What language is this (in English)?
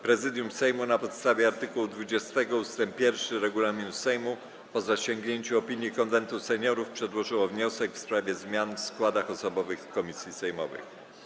Polish